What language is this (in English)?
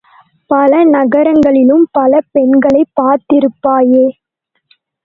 Tamil